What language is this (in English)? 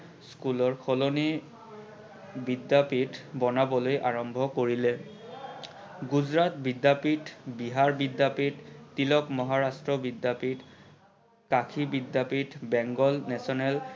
Assamese